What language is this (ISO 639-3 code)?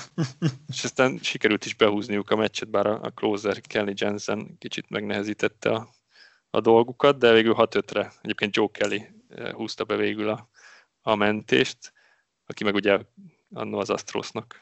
hun